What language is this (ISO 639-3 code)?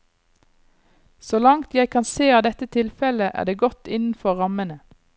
nor